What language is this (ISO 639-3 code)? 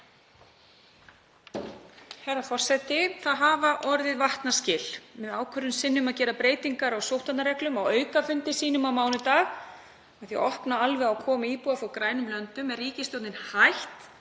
isl